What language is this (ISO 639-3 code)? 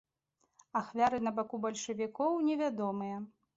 bel